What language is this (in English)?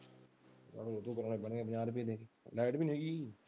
Punjabi